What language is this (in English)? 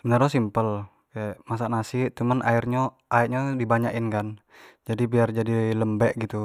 Jambi Malay